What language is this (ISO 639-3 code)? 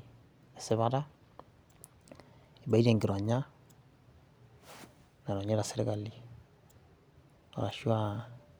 mas